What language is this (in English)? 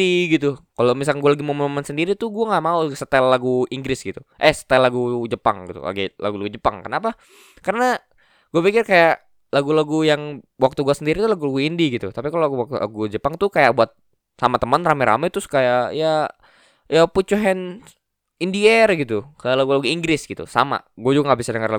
Indonesian